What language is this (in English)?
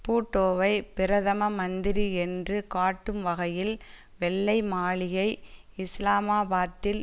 Tamil